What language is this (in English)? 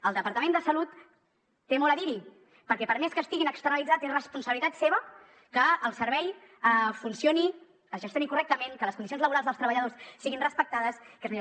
Catalan